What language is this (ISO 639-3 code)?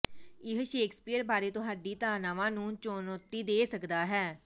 pan